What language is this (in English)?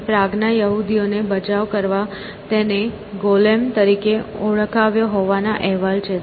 Gujarati